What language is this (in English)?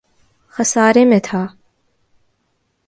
Urdu